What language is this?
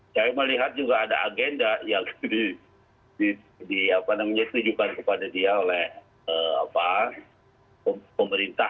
Indonesian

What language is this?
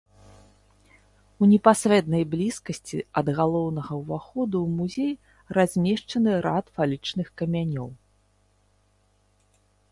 Belarusian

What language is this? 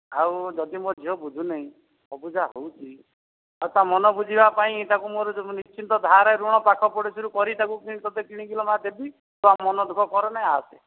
Odia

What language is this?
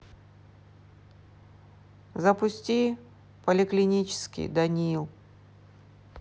Russian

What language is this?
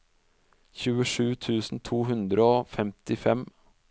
Norwegian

